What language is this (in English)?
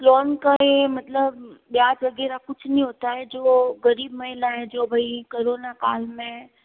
Hindi